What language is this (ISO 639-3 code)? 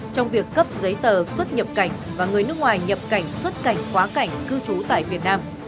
vie